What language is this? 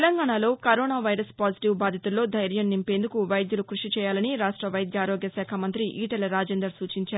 Telugu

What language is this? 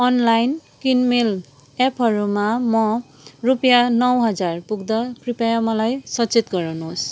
Nepali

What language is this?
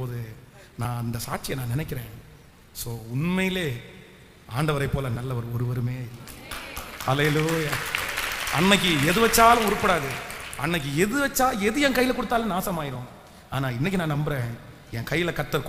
Indonesian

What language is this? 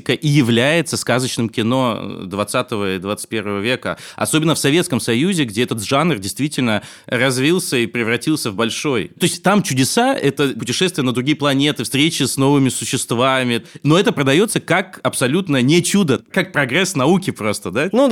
Russian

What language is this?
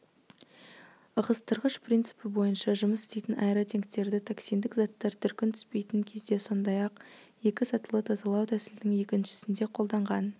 Kazakh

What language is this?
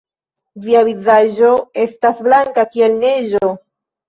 Esperanto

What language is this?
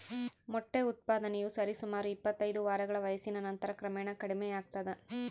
Kannada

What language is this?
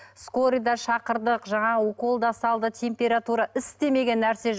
Kazakh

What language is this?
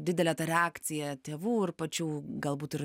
Lithuanian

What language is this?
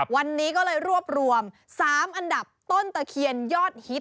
Thai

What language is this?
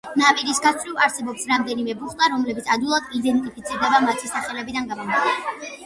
Georgian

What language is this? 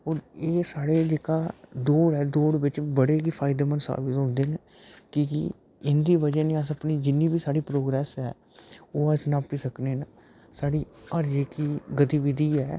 Dogri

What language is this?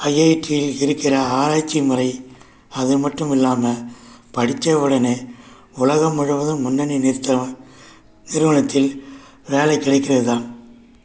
Tamil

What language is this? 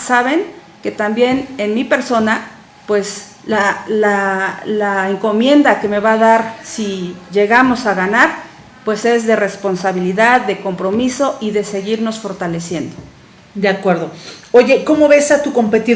Spanish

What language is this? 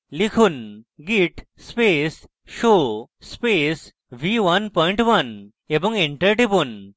Bangla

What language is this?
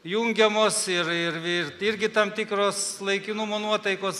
Lithuanian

